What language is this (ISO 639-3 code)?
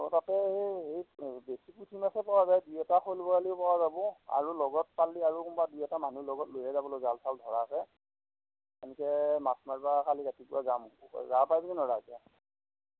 asm